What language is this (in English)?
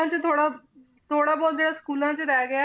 Punjabi